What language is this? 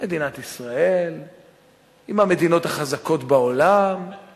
Hebrew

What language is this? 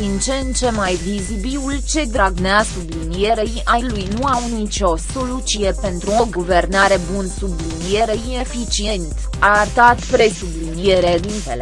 Romanian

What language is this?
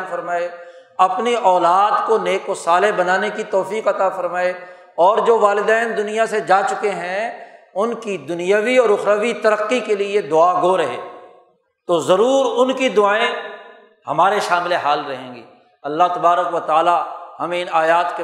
Urdu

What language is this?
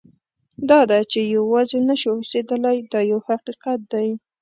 Pashto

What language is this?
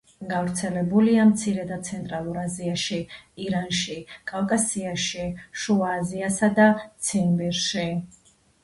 Georgian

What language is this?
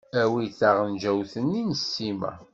Kabyle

